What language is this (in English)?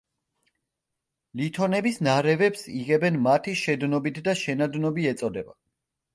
Georgian